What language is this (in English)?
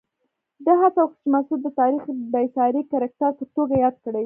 Pashto